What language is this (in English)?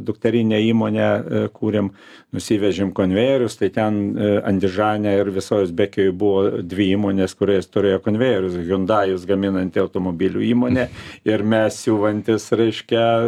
Lithuanian